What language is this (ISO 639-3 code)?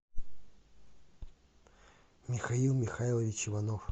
rus